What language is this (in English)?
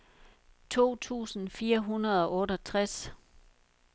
Danish